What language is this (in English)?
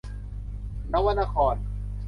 Thai